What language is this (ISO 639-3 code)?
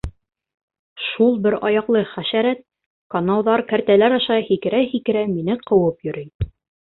bak